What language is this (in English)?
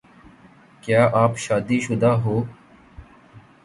Urdu